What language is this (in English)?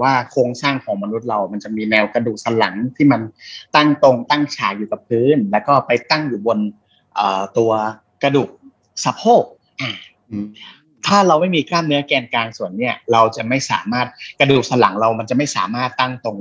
Thai